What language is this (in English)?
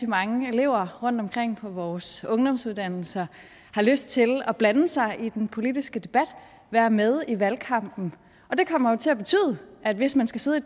Danish